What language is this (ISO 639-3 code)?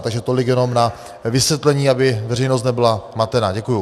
ces